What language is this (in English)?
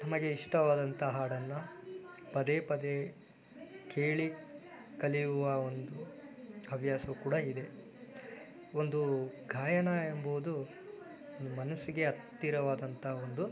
Kannada